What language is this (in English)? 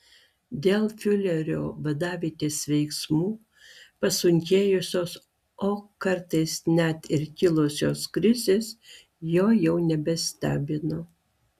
Lithuanian